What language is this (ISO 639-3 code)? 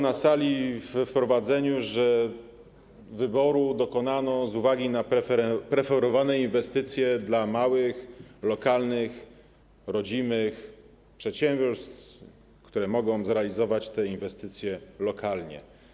pol